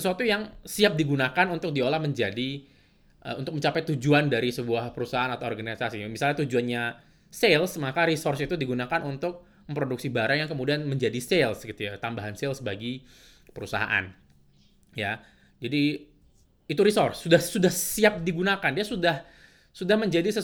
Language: Indonesian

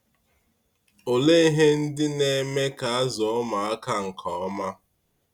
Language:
Igbo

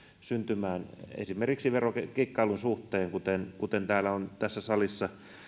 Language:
Finnish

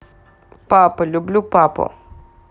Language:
Russian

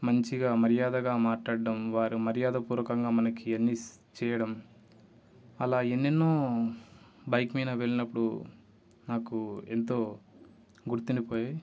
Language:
Telugu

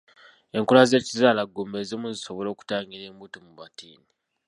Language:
Ganda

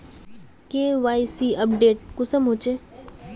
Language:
Magahi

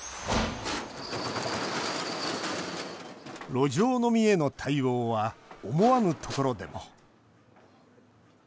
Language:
Japanese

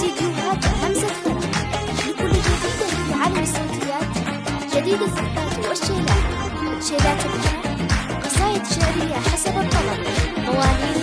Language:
Arabic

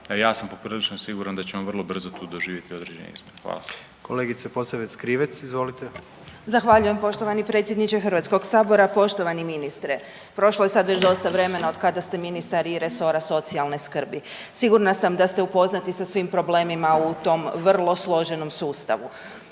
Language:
Croatian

